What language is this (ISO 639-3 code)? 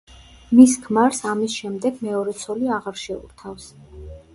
kat